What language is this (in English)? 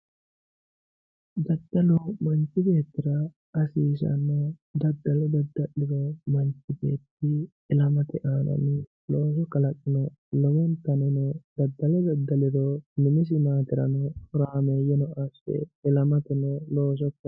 Sidamo